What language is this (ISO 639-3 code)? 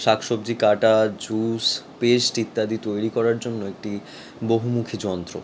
ben